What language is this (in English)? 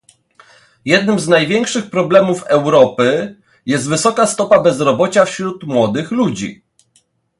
Polish